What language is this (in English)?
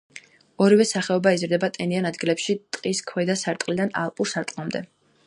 Georgian